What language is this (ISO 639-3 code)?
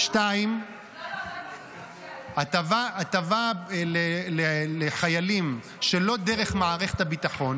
heb